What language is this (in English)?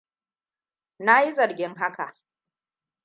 Hausa